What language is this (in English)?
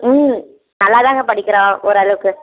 Tamil